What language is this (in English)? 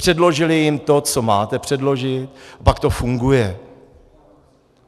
Czech